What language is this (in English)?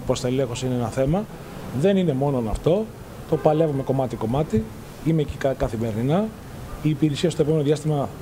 Greek